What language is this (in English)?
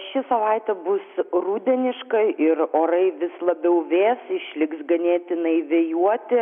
Lithuanian